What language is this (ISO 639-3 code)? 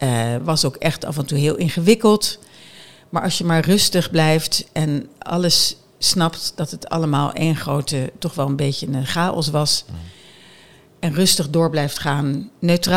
nld